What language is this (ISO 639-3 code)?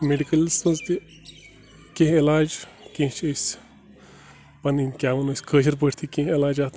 kas